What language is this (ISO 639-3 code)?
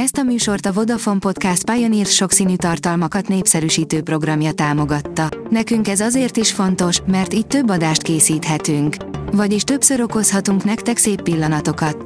hun